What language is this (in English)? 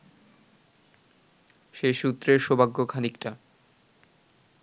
Bangla